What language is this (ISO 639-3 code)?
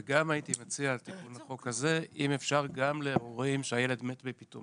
heb